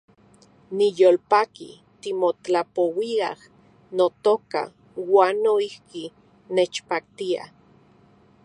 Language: Central Puebla Nahuatl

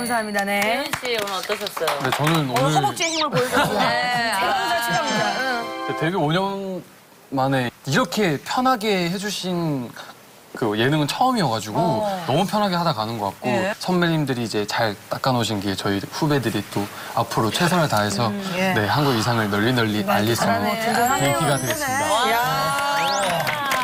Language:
Korean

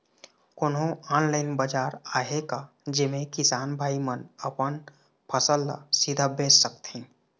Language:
Chhattisgarhi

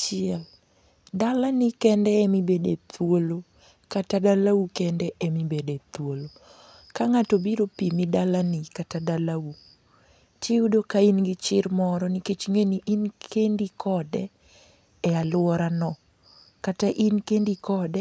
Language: Luo (Kenya and Tanzania)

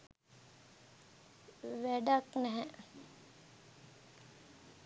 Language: Sinhala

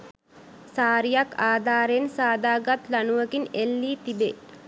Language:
Sinhala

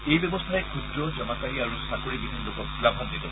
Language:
Assamese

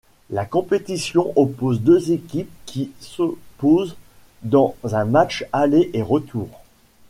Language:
French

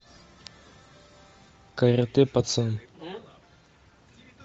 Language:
Russian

